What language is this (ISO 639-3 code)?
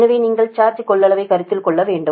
tam